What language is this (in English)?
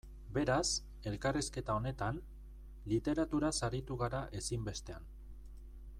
Basque